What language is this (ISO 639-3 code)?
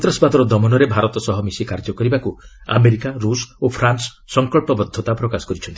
ori